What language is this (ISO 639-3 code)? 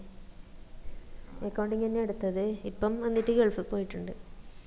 mal